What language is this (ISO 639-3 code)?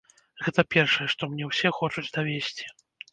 bel